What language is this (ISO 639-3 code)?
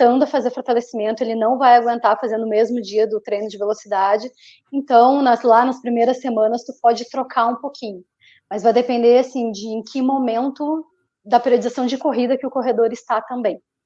por